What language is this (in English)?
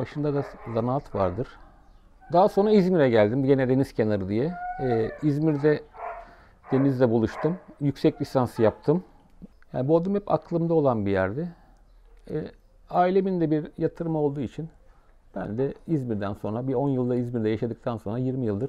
Turkish